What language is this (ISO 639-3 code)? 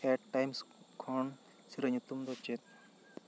sat